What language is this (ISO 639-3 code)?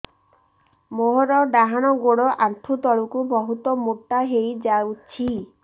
ori